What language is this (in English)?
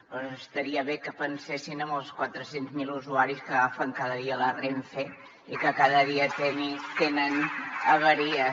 Catalan